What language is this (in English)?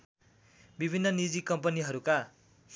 Nepali